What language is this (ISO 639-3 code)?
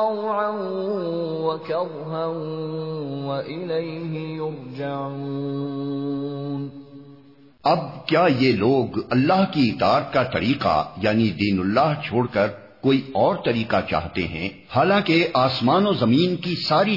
urd